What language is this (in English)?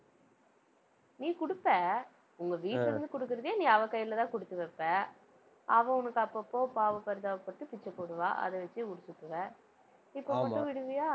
Tamil